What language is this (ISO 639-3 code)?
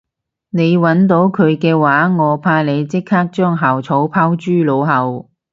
yue